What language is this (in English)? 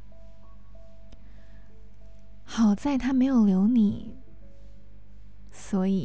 Chinese